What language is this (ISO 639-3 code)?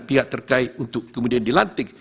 ind